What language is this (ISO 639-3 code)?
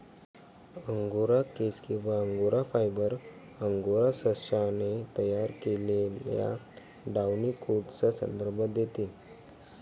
mar